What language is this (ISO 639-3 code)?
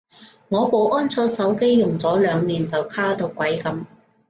yue